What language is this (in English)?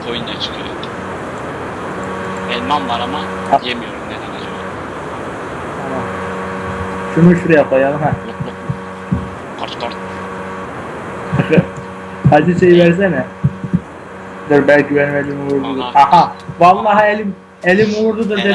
Turkish